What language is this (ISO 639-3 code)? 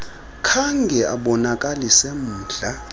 xho